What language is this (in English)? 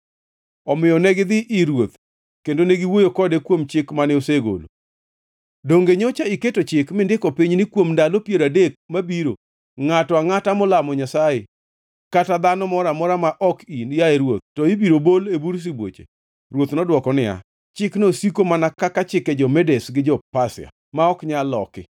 Luo (Kenya and Tanzania)